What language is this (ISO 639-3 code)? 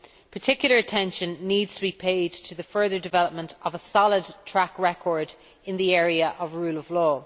eng